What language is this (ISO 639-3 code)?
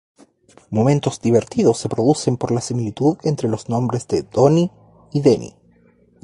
spa